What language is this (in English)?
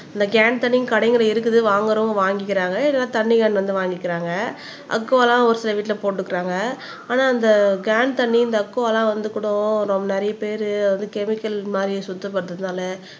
Tamil